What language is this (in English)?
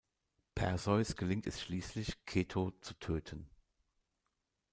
German